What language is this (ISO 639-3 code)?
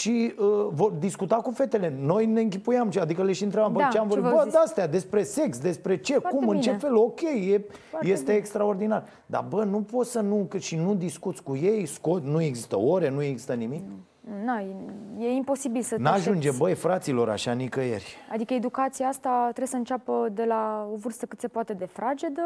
ron